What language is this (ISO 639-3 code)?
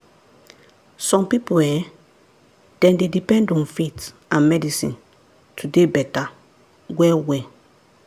pcm